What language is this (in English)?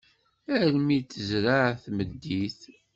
Kabyle